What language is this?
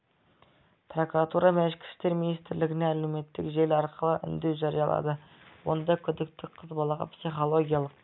Kazakh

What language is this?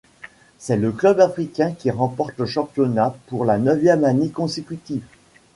French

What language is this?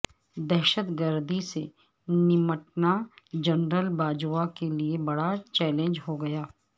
Urdu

